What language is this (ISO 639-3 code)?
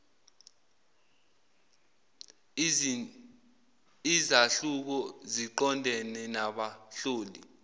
zul